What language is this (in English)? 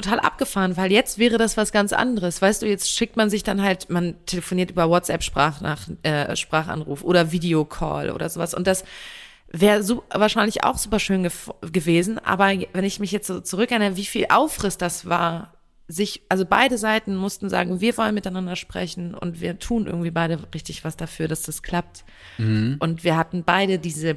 German